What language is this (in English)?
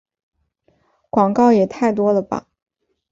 Chinese